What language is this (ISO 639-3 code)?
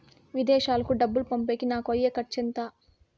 tel